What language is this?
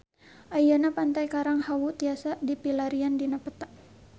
Sundanese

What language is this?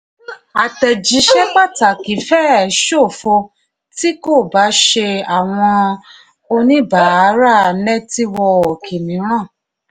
Yoruba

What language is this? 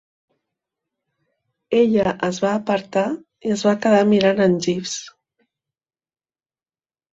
Catalan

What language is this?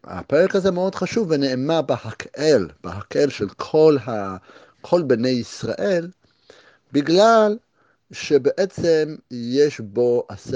Hebrew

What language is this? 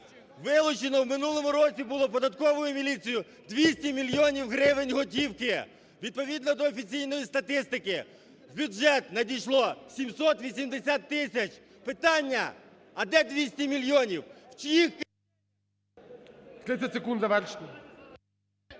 Ukrainian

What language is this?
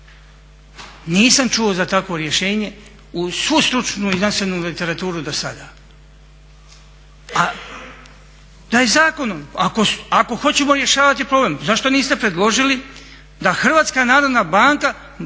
Croatian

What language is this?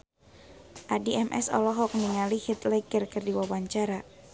Sundanese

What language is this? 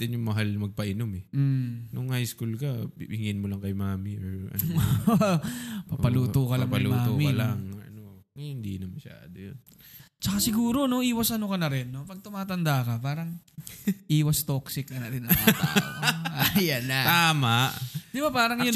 Filipino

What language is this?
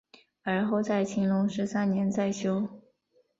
Chinese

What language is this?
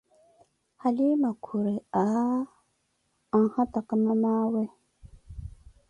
Koti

